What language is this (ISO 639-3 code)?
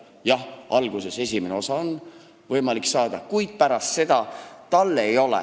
est